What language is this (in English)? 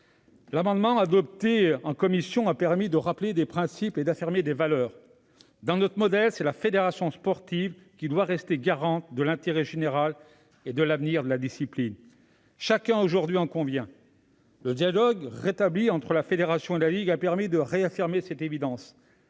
French